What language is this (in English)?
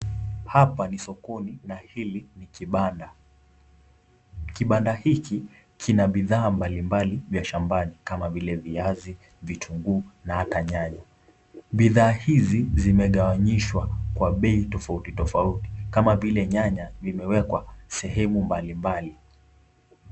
Swahili